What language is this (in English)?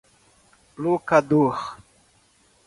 Portuguese